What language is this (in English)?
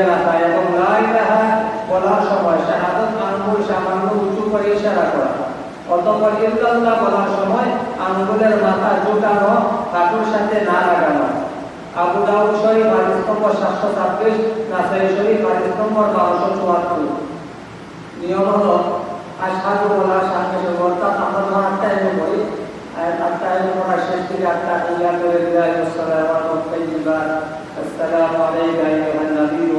Indonesian